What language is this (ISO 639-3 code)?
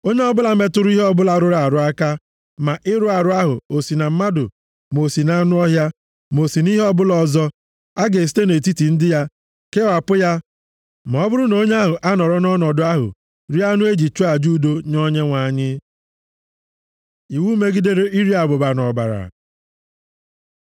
ibo